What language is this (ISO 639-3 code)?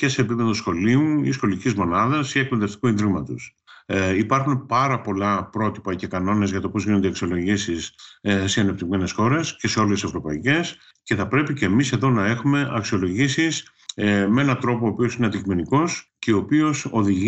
ell